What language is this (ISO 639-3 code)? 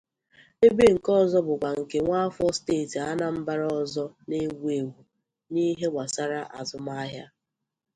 ibo